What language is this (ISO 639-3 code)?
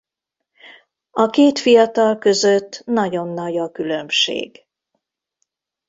hun